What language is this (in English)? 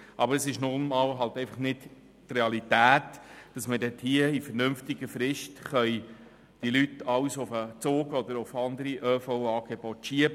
Swiss German